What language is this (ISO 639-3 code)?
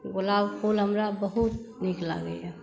mai